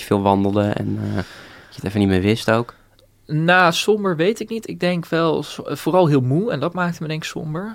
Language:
Dutch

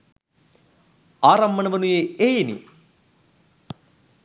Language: Sinhala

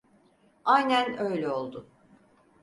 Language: Turkish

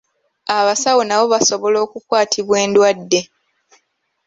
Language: Ganda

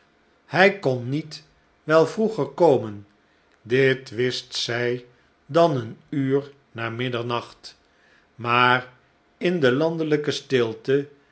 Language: Dutch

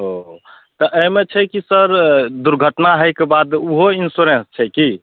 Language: Maithili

